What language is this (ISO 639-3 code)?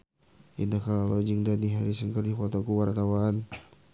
sun